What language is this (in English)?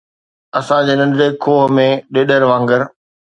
Sindhi